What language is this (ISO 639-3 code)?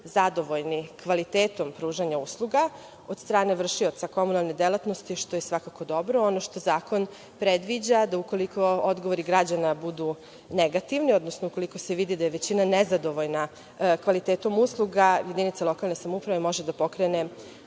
srp